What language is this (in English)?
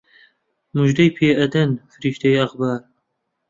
Central Kurdish